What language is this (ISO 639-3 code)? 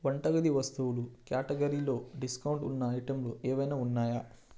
tel